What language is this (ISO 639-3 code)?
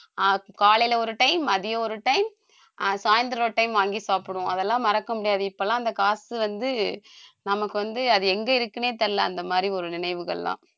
tam